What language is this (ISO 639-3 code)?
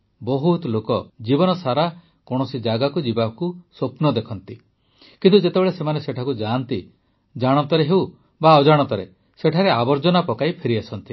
ori